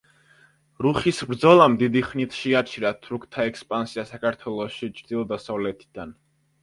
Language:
Georgian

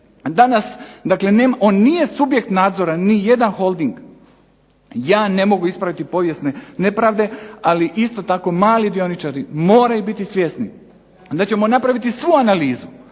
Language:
Croatian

